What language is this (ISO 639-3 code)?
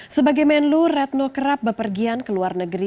ind